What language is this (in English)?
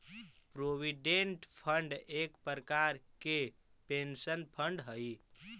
Magahi